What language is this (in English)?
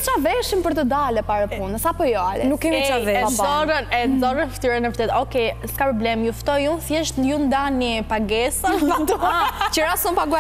Romanian